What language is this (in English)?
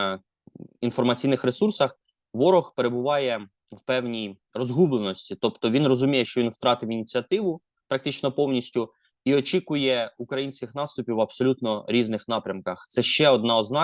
Ukrainian